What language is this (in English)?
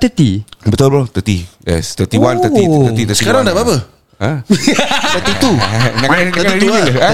Malay